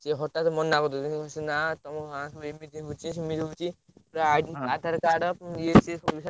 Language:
Odia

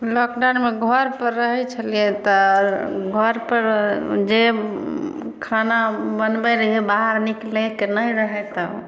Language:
Maithili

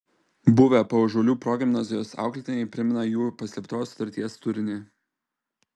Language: Lithuanian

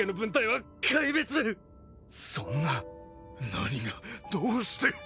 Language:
Japanese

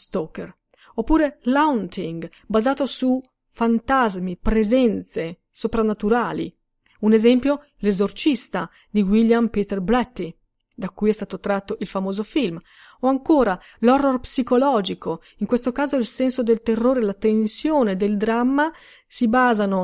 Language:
Italian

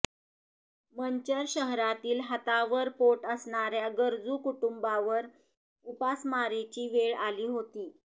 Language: Marathi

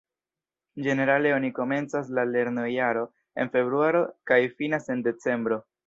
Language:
Esperanto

